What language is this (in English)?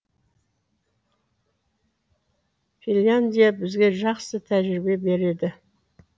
Kazakh